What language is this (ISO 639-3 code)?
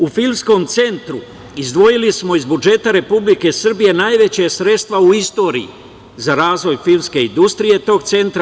srp